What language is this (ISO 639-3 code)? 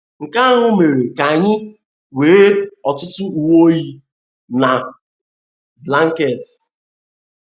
ibo